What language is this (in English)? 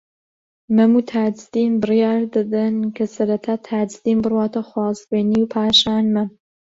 Central Kurdish